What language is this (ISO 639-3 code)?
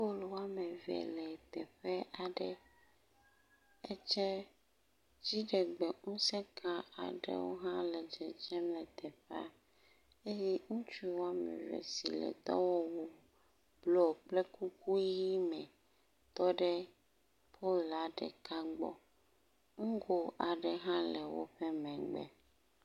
ewe